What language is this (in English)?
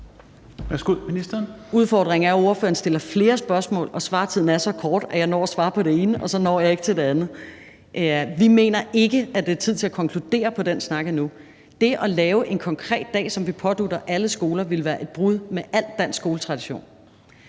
Danish